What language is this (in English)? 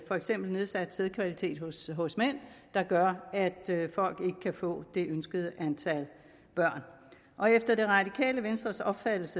Danish